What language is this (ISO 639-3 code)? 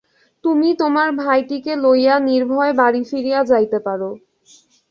ben